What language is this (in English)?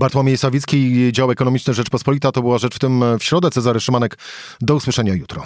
Polish